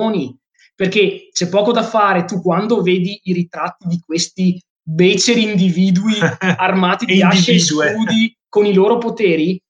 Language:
Italian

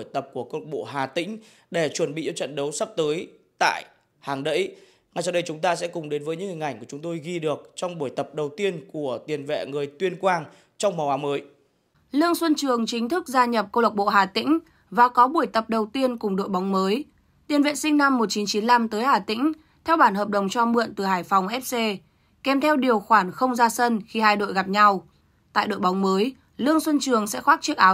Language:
Vietnamese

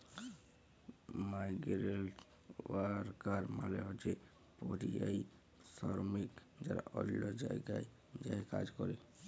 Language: Bangla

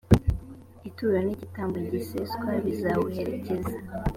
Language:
Kinyarwanda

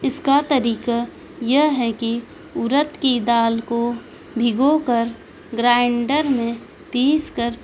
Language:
Urdu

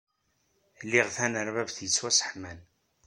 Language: Kabyle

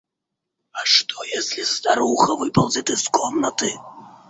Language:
Russian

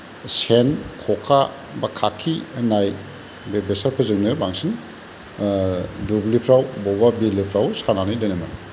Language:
Bodo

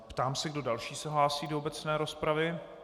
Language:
Czech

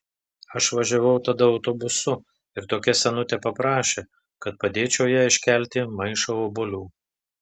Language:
Lithuanian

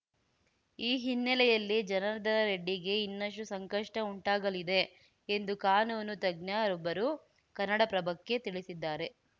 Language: Kannada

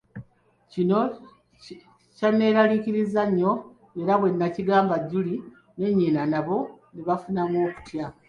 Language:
Ganda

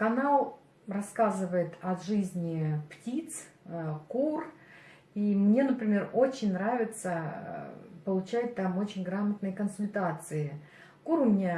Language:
Russian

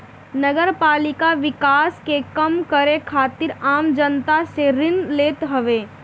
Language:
Bhojpuri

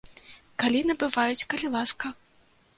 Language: Belarusian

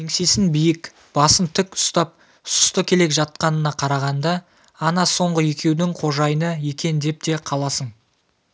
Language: Kazakh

